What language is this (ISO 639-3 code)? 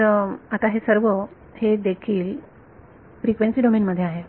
mar